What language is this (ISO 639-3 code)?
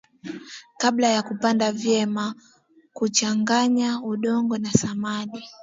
swa